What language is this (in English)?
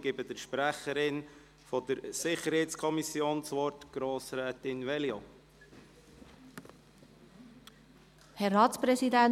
Swiss German